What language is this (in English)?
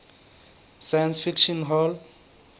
Southern Sotho